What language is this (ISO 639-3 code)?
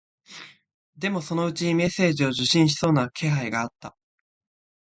jpn